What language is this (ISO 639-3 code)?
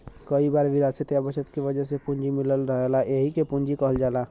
bho